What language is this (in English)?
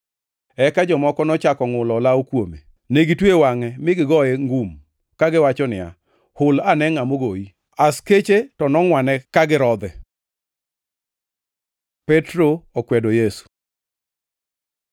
Luo (Kenya and Tanzania)